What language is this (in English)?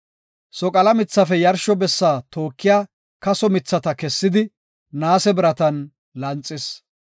Gofa